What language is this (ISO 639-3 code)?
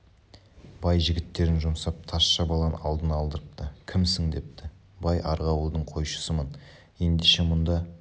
kaz